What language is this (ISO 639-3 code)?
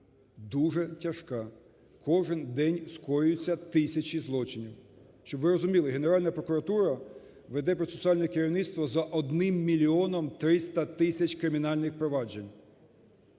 ukr